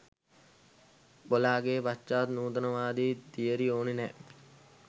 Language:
Sinhala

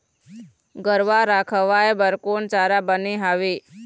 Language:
Chhattisgarhi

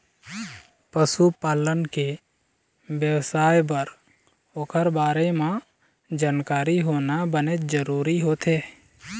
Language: Chhattisgarhi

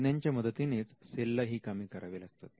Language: Marathi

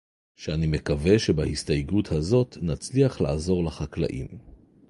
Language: Hebrew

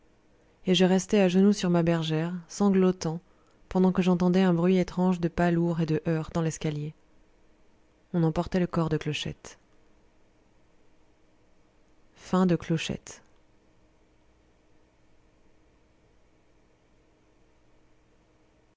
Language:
French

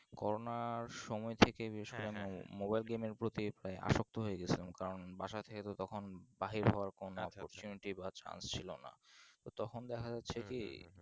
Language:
Bangla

